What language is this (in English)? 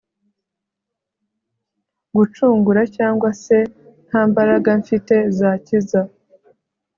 Kinyarwanda